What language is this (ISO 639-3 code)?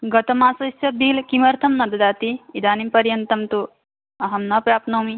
san